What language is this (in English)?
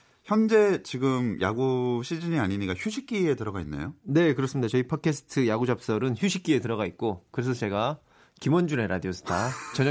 Korean